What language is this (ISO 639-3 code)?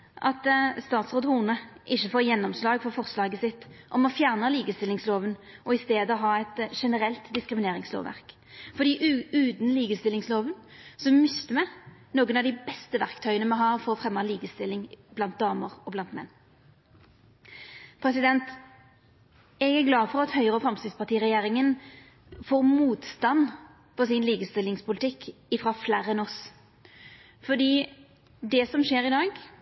nno